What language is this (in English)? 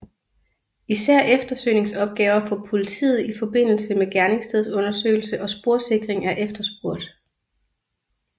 Danish